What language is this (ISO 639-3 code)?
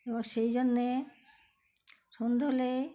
ben